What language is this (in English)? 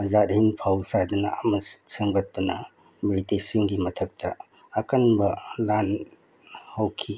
Manipuri